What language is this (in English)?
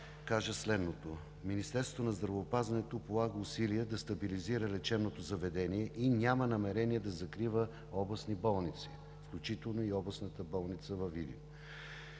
Bulgarian